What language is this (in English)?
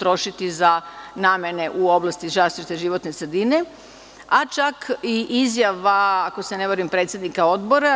Serbian